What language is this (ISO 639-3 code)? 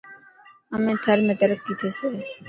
mki